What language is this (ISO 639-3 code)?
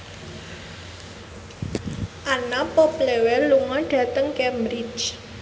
jav